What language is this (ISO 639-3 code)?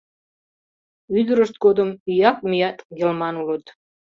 chm